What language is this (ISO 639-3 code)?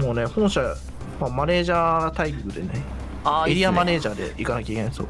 jpn